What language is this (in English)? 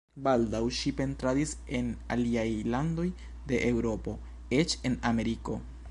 Esperanto